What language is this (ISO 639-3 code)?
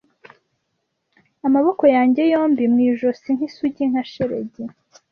kin